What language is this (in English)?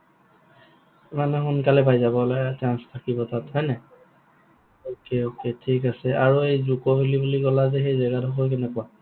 Assamese